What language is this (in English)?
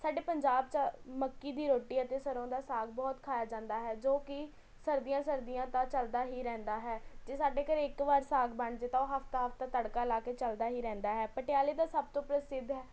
Punjabi